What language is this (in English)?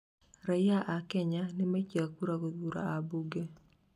Kikuyu